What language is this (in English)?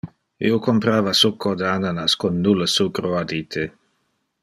Interlingua